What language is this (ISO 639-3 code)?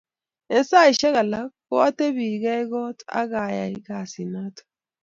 kln